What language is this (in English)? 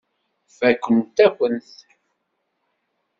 Kabyle